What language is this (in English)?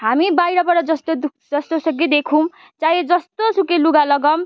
Nepali